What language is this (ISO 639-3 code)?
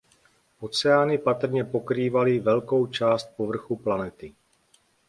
ces